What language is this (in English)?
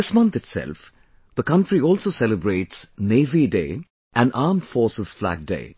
English